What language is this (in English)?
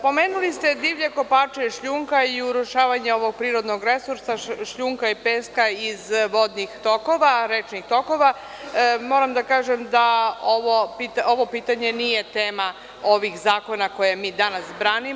Serbian